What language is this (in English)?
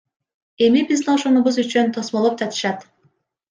Kyrgyz